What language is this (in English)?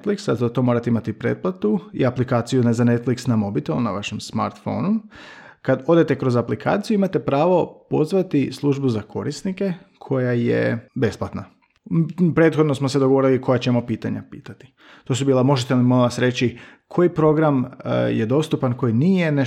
Croatian